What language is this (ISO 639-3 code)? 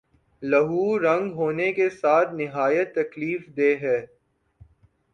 urd